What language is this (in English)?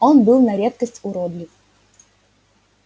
Russian